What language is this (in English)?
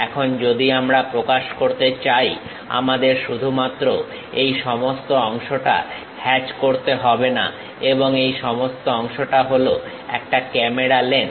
Bangla